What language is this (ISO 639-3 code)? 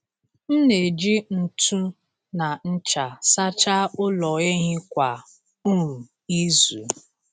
ibo